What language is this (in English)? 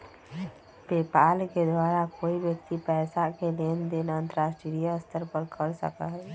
Magahi